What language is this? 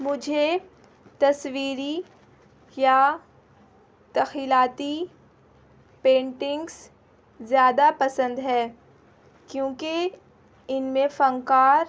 Urdu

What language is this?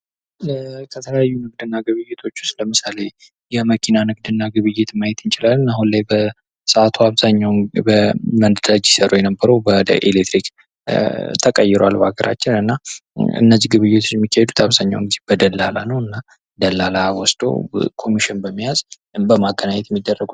Amharic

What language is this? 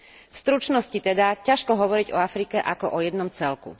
Slovak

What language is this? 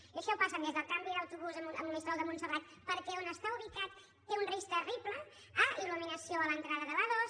Catalan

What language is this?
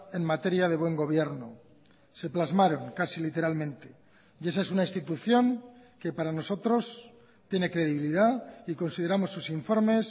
Spanish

